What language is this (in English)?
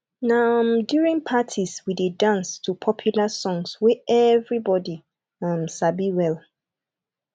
Nigerian Pidgin